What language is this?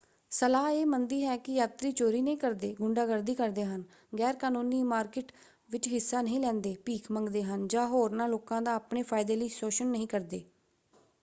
Punjabi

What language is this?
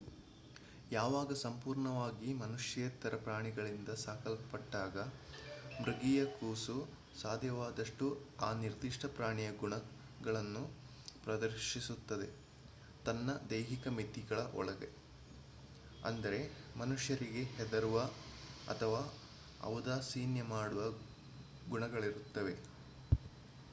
Kannada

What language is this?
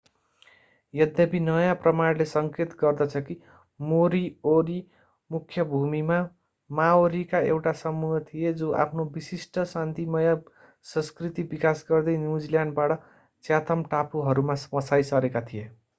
Nepali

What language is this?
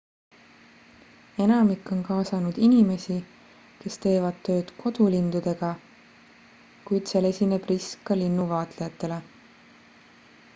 Estonian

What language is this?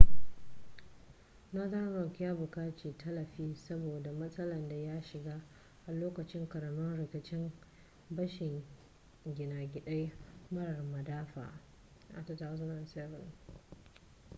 Hausa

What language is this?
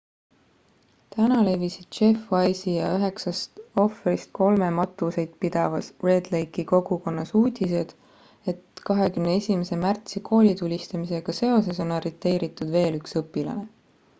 Estonian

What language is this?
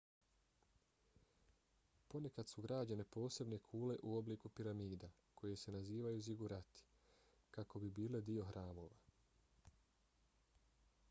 Bosnian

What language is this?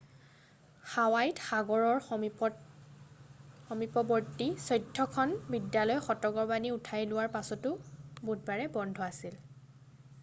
Assamese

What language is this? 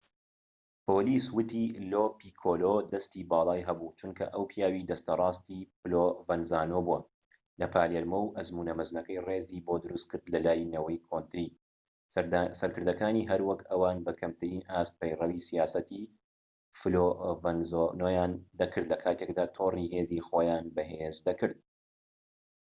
Central Kurdish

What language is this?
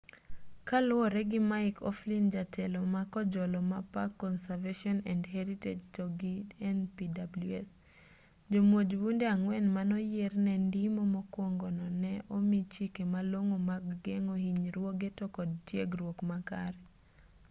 Luo (Kenya and Tanzania)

